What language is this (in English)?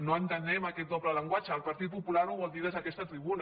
Catalan